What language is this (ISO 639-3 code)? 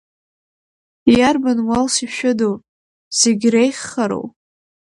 abk